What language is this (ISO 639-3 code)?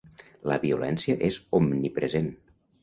cat